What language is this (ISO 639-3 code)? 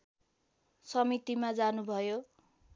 nep